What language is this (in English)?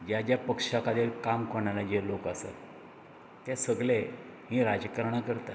Konkani